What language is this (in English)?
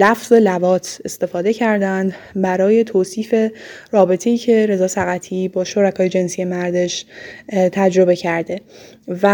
Persian